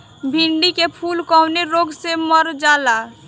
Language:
Bhojpuri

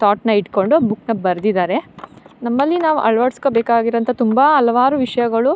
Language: Kannada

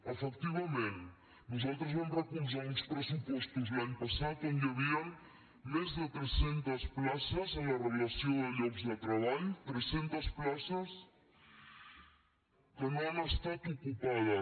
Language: Catalan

